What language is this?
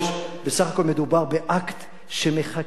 Hebrew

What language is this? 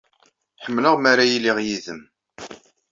Kabyle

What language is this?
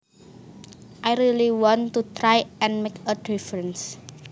Javanese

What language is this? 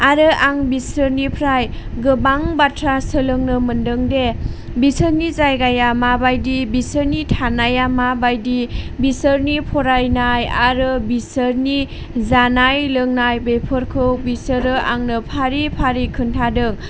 Bodo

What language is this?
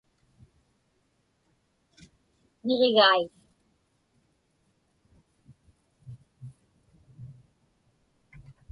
Inupiaq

